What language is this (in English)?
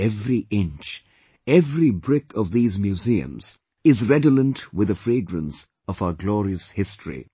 English